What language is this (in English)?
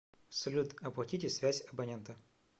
Russian